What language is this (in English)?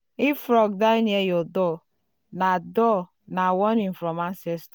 Nigerian Pidgin